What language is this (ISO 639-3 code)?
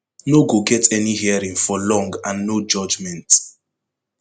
pcm